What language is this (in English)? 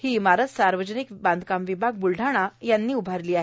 Marathi